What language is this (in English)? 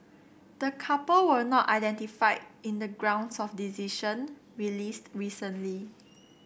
English